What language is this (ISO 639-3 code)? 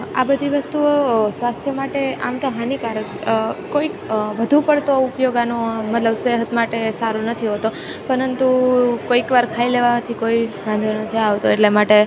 guj